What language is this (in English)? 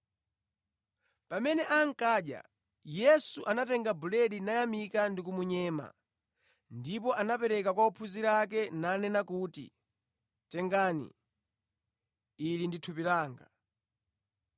Nyanja